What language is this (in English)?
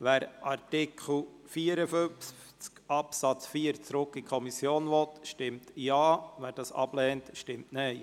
Swiss German